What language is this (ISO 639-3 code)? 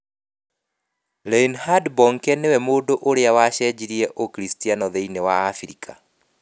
kik